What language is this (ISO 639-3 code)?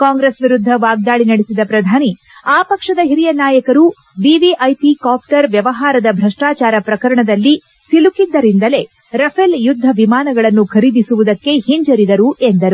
kan